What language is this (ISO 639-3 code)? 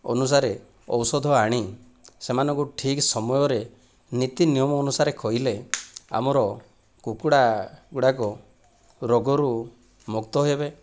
ori